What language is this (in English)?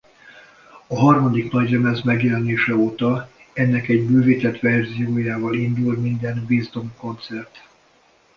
Hungarian